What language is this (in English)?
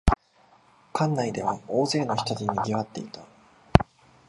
Japanese